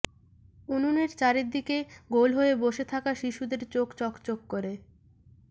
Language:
Bangla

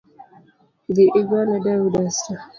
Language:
Luo (Kenya and Tanzania)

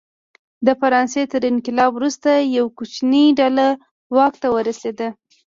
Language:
Pashto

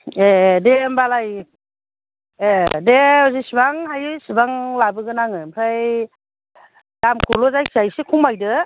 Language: Bodo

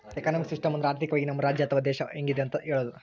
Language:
Kannada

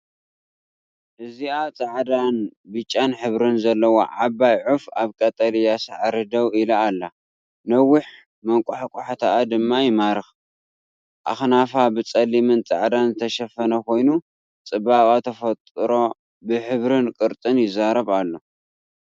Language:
Tigrinya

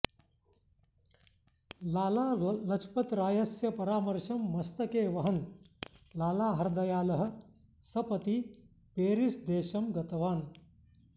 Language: Sanskrit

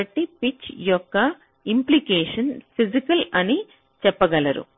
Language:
Telugu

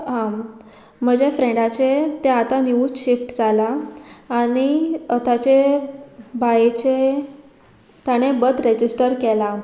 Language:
Konkani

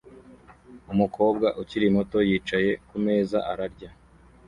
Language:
Kinyarwanda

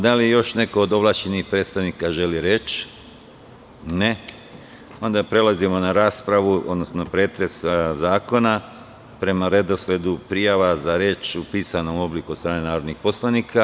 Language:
Serbian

